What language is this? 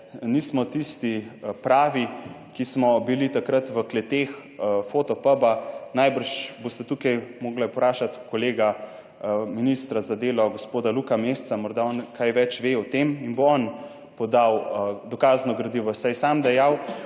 Slovenian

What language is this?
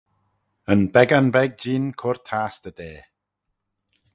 Manx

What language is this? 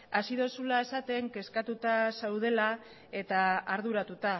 Basque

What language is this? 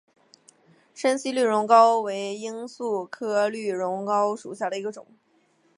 Chinese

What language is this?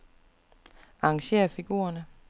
Danish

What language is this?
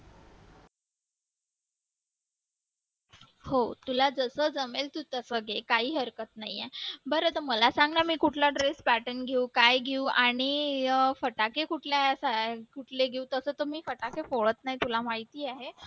Marathi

